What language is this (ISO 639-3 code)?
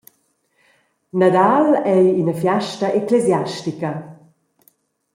roh